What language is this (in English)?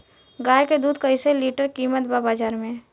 Bhojpuri